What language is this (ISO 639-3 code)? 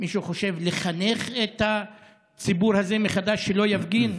heb